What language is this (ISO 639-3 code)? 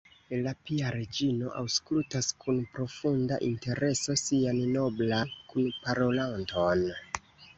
epo